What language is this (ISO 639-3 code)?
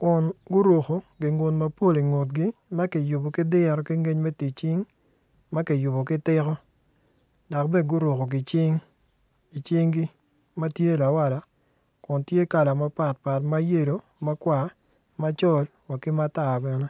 ach